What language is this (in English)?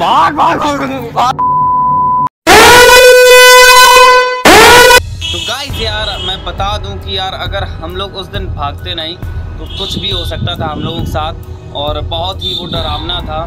Hindi